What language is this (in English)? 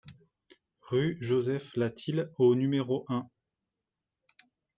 French